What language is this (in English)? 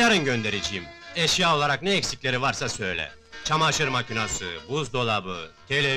Turkish